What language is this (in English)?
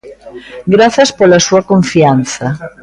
Galician